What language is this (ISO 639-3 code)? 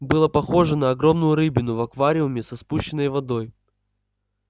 rus